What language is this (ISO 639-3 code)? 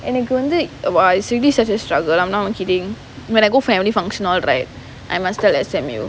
eng